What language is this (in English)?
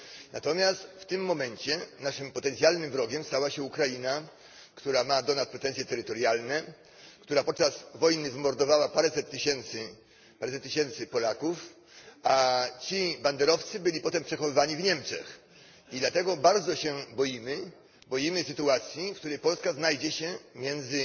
Polish